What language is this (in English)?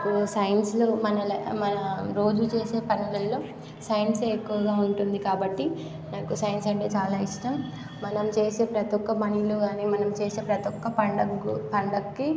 Telugu